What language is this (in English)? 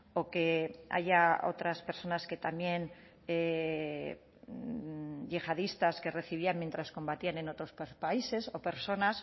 Spanish